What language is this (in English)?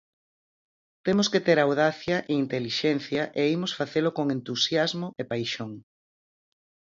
Galician